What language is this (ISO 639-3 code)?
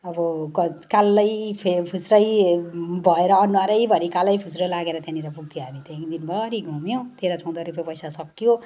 nep